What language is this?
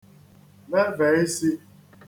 Igbo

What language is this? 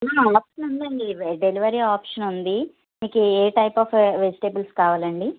Telugu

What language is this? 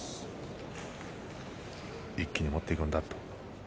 Japanese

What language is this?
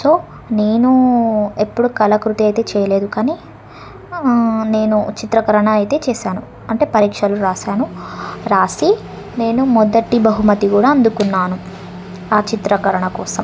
Telugu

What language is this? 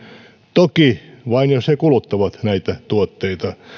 Finnish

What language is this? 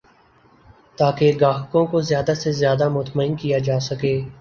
Urdu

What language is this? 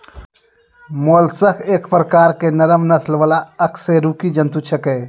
Maithili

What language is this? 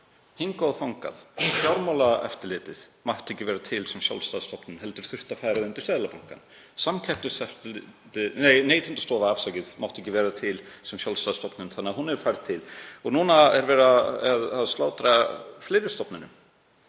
Icelandic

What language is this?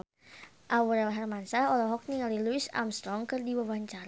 Sundanese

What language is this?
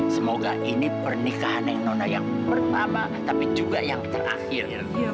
Indonesian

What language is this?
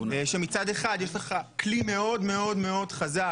Hebrew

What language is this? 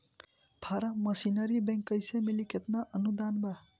Bhojpuri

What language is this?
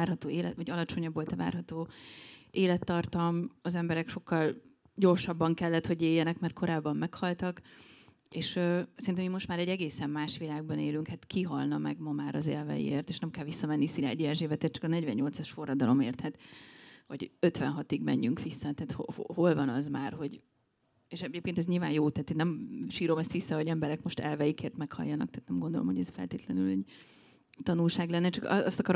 Hungarian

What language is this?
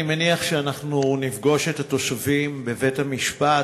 Hebrew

